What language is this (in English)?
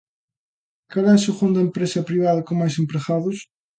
Galician